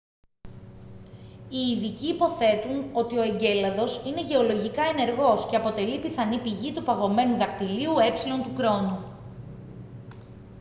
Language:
Greek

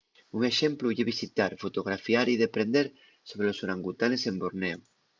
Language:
Asturian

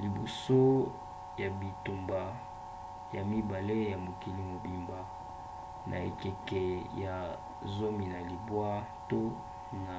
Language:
Lingala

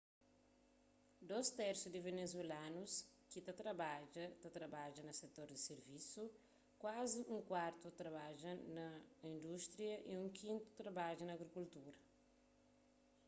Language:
Kabuverdianu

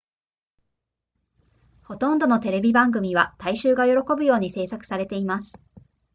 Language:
Japanese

